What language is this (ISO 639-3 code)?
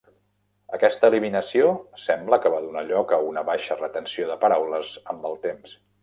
cat